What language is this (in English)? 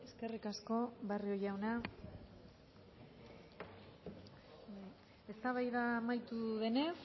Basque